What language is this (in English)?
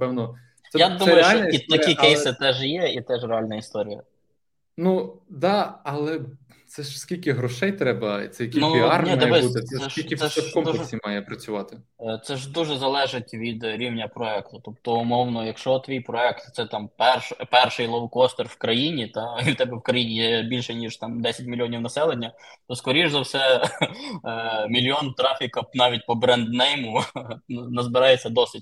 Ukrainian